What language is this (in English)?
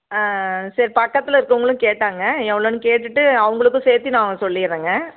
Tamil